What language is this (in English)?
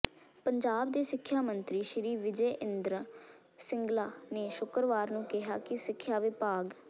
Punjabi